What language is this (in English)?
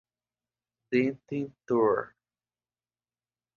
Portuguese